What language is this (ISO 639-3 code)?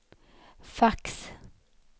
swe